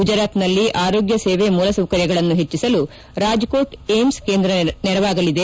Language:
Kannada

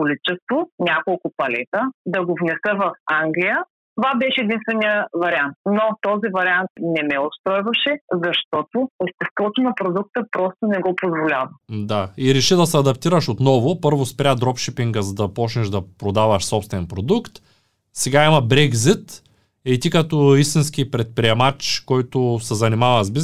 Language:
Bulgarian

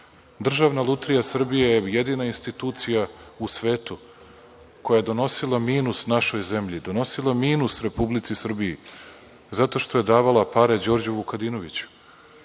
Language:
Serbian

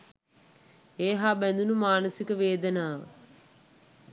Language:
Sinhala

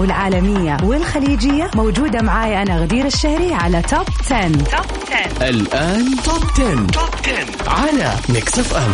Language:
Arabic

